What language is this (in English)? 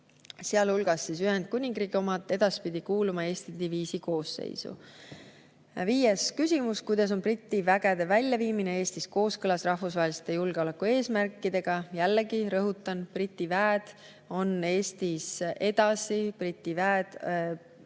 Estonian